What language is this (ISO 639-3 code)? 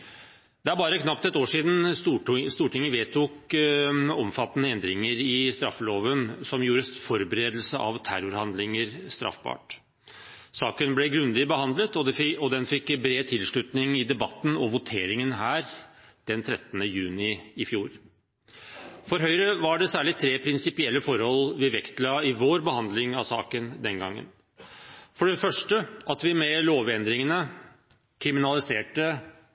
nob